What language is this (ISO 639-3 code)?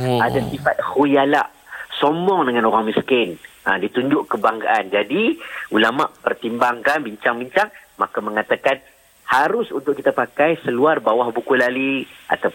msa